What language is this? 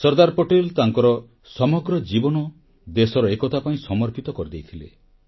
Odia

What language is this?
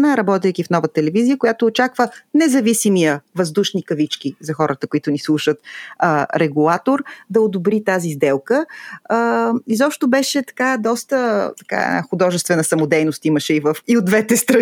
Bulgarian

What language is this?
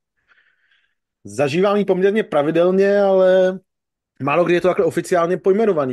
Czech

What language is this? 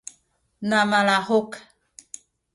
Sakizaya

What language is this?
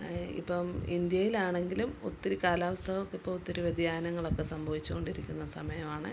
Malayalam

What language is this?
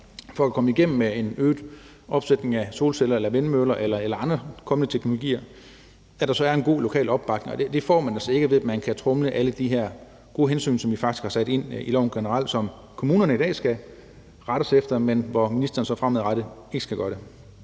Danish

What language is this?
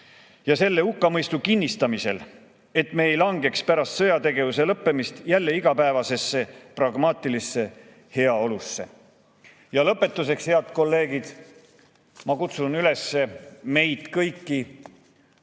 Estonian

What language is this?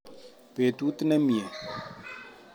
Kalenjin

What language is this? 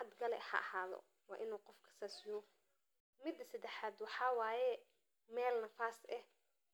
Somali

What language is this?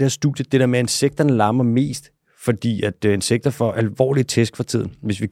Danish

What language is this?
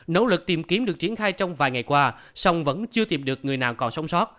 Vietnamese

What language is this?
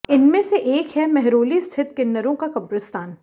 Hindi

